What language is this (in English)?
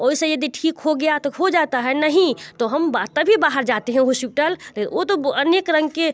Hindi